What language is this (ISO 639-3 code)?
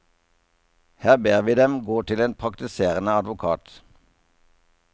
nor